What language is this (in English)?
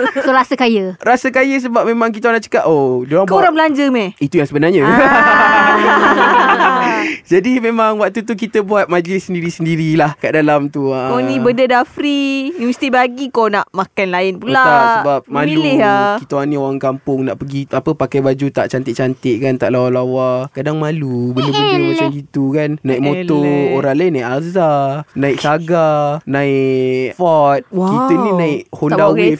Malay